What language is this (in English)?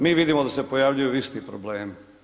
Croatian